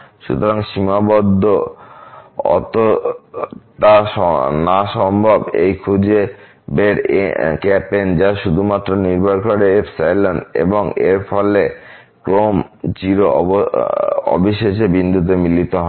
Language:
Bangla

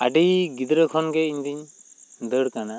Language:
Santali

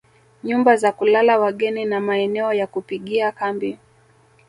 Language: Swahili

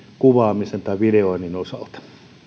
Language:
Finnish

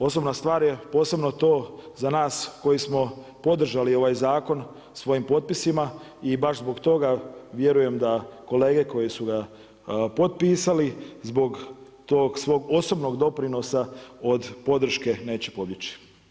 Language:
Croatian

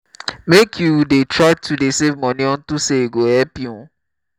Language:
Nigerian Pidgin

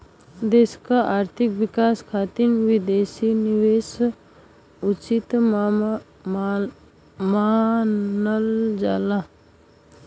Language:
Bhojpuri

